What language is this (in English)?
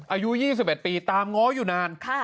Thai